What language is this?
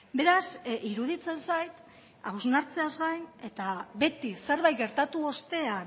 Basque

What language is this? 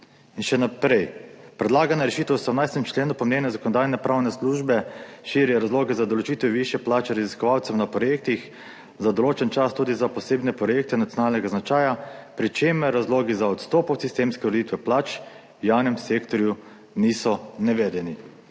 Slovenian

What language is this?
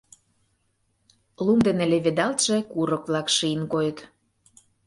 Mari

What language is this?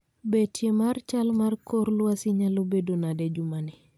Luo (Kenya and Tanzania)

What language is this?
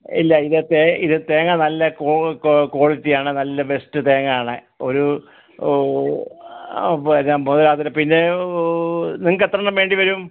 Malayalam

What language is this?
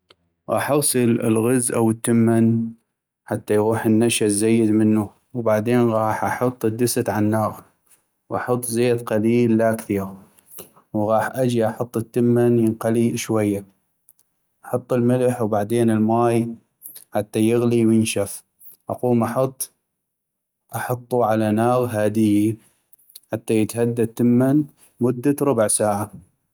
North Mesopotamian Arabic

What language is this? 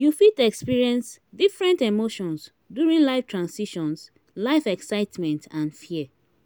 Nigerian Pidgin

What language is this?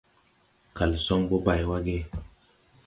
Tupuri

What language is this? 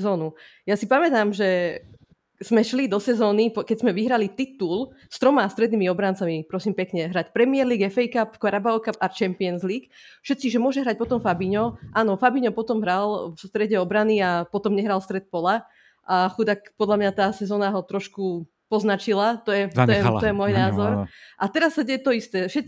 Slovak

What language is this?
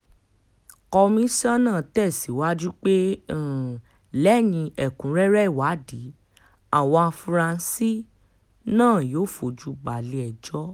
Yoruba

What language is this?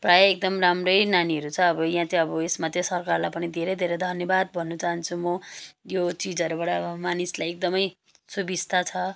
Nepali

